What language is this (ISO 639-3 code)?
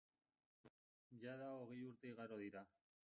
eus